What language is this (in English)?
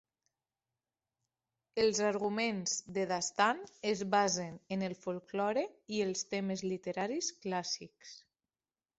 Catalan